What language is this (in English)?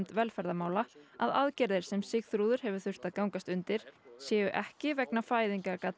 Icelandic